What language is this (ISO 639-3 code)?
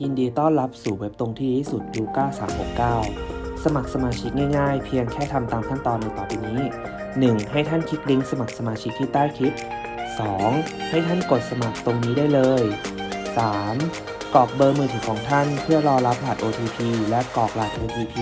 tha